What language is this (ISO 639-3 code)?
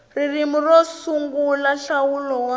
tso